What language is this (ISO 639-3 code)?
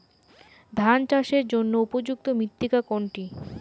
ben